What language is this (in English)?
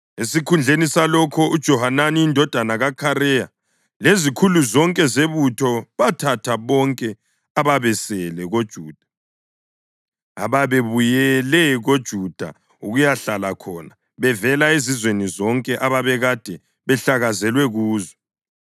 North Ndebele